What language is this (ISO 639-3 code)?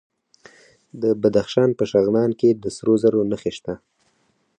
pus